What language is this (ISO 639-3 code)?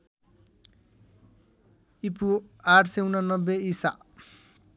nep